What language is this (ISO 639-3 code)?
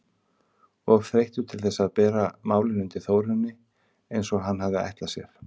isl